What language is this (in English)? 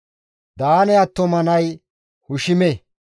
Gamo